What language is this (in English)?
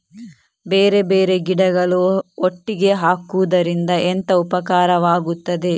Kannada